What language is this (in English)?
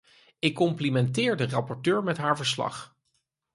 Dutch